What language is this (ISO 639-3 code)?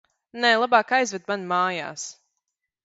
lav